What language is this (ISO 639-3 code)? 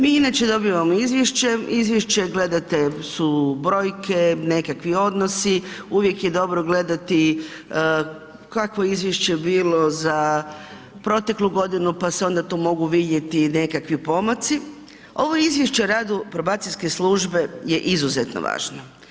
hrv